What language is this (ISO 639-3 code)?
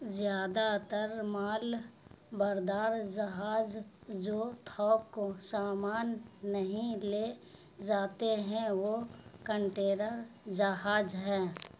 urd